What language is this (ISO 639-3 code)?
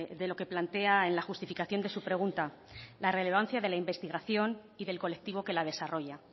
spa